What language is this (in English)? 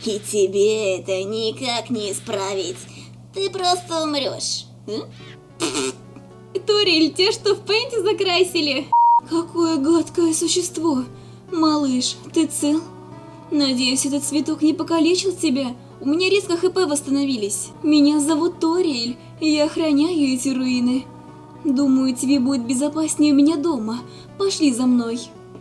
Russian